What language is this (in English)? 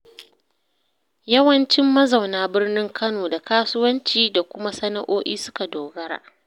Hausa